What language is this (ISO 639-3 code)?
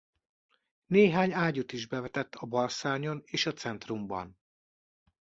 hun